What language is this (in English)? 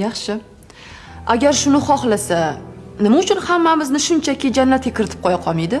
Turkish